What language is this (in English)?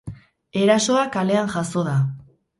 Basque